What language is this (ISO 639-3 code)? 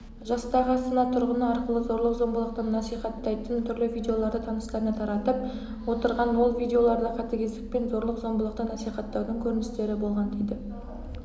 kaz